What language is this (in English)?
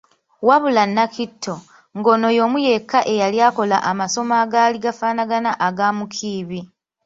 Ganda